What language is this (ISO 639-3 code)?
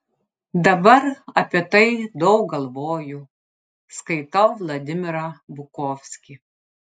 lit